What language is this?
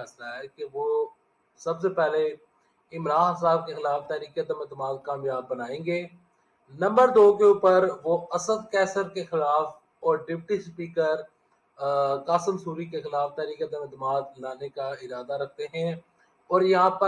Hindi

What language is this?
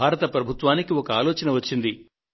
Telugu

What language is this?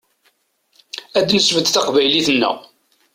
Kabyle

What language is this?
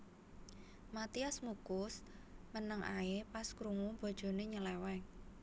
Javanese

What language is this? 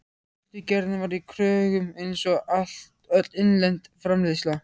Icelandic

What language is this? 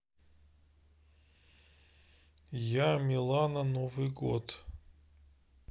Russian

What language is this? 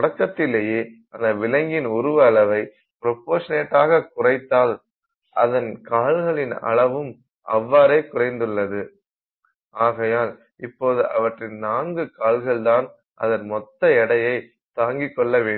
Tamil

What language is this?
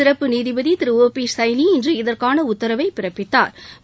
Tamil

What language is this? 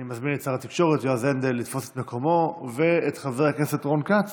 Hebrew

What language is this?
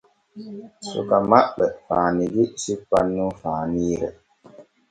Borgu Fulfulde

